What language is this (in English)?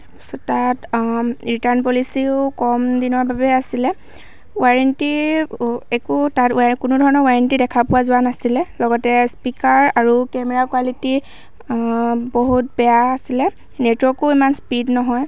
Assamese